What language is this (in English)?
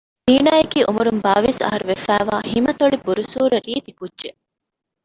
Divehi